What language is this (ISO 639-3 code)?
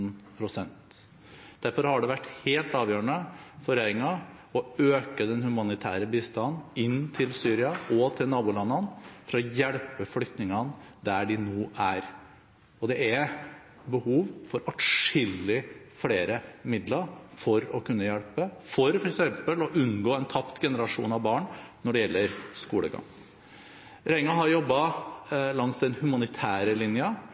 nob